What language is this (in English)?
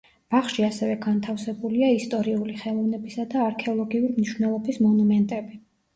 Georgian